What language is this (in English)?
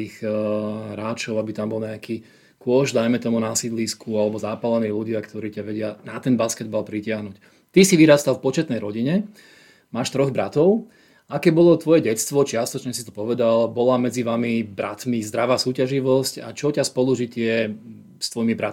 Slovak